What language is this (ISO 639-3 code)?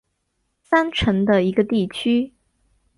zho